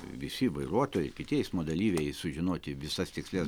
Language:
Lithuanian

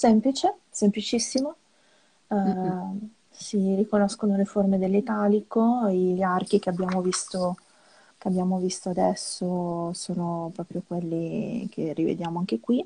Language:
Italian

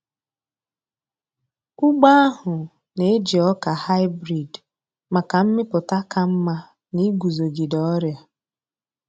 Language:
Igbo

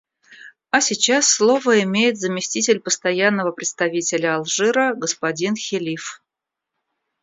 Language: Russian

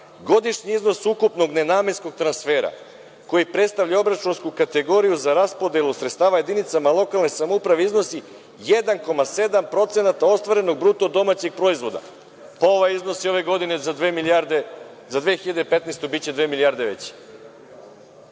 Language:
Serbian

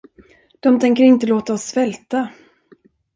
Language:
Swedish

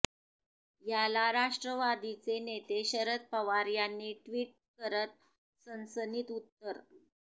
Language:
Marathi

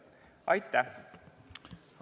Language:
Estonian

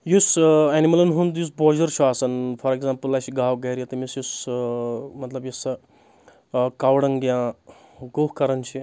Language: Kashmiri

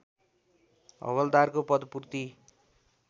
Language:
Nepali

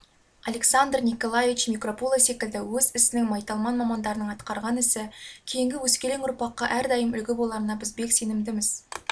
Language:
Kazakh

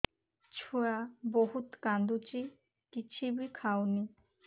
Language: Odia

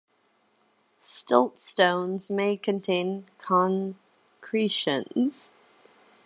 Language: English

